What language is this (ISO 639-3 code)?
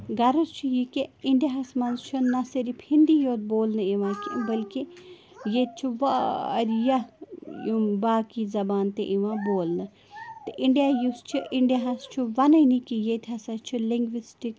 kas